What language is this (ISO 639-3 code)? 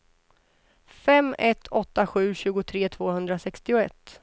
swe